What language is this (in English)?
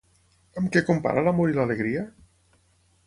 Catalan